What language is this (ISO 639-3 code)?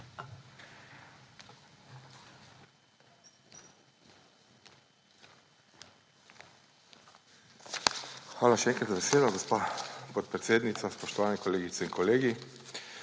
slv